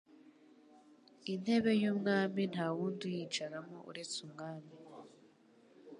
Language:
Kinyarwanda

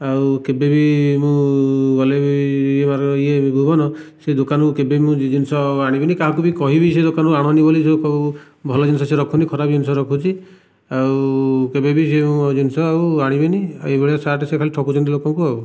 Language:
Odia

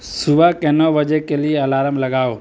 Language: Urdu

